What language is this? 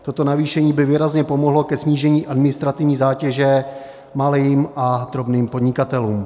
Czech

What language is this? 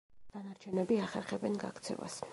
Georgian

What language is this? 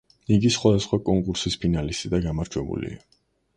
Georgian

